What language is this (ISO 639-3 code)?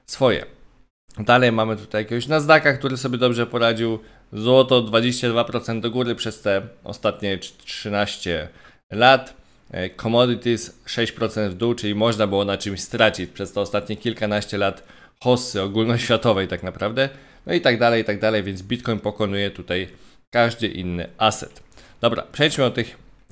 pol